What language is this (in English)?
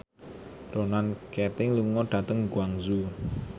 Javanese